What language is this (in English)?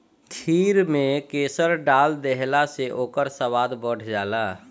Bhojpuri